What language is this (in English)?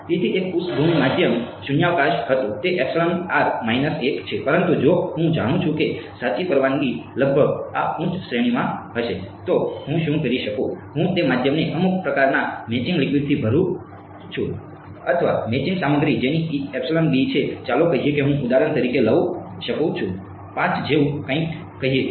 Gujarati